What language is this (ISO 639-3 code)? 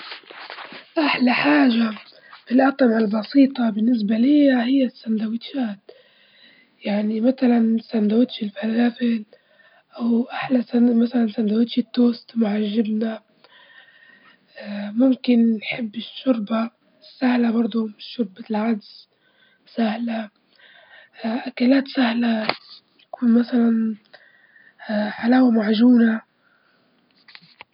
ayl